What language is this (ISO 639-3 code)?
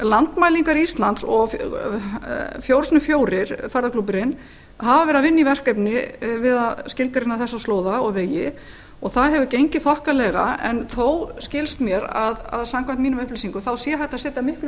isl